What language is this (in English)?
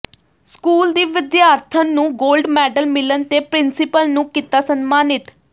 Punjabi